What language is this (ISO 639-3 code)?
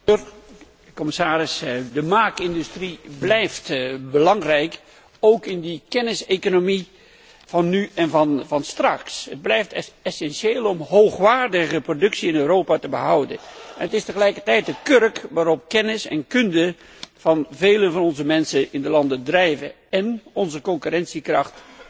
nld